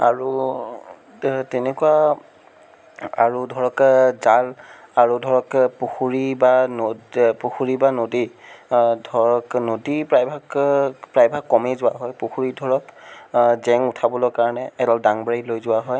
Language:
Assamese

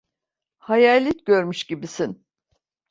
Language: Turkish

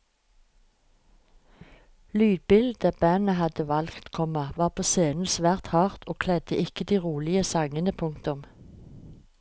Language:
Norwegian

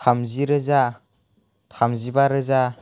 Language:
Bodo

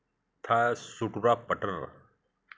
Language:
Hindi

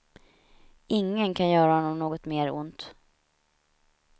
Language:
Swedish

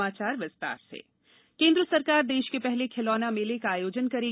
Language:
Hindi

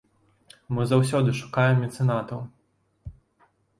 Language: Belarusian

